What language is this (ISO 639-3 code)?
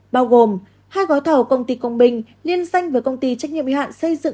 vie